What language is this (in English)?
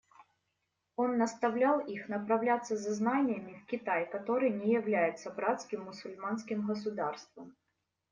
Russian